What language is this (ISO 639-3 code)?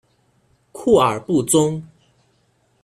zho